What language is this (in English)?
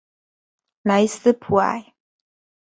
Chinese